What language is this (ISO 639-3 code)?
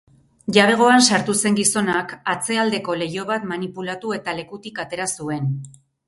eus